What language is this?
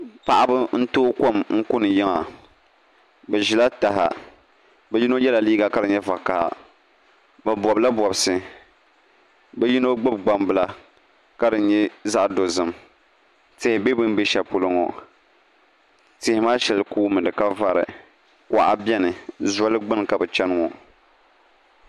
Dagbani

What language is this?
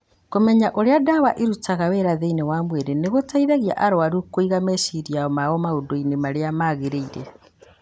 Kikuyu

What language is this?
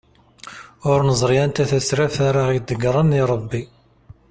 Kabyle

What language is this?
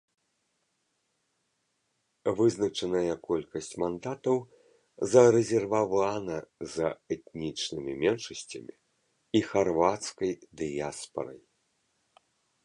Belarusian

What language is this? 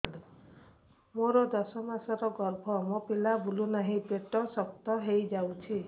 Odia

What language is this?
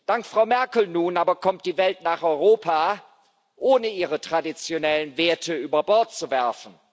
German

